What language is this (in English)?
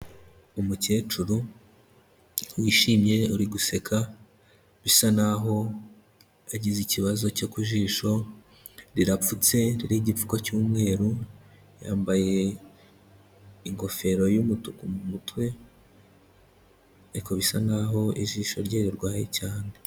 Kinyarwanda